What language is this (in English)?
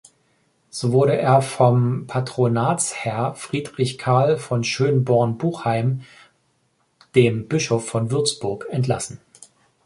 German